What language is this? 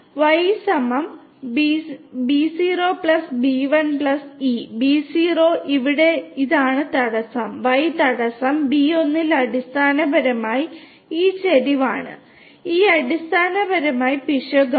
Malayalam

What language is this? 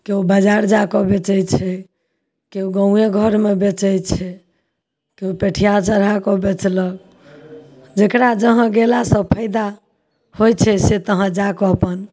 Maithili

